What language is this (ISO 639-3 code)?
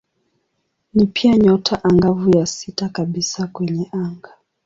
swa